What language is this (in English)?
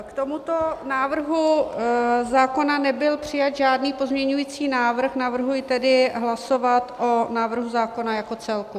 Czech